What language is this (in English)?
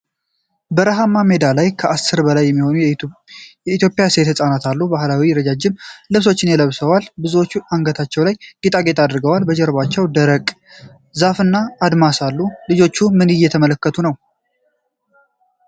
Amharic